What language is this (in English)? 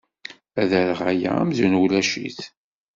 Kabyle